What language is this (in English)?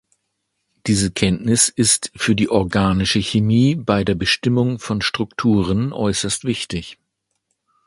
German